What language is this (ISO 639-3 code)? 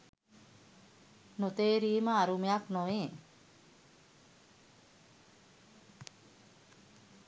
sin